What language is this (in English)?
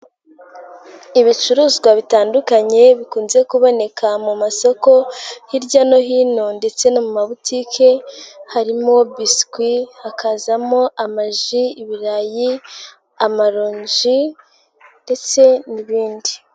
Kinyarwanda